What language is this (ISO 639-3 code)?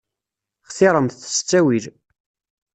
kab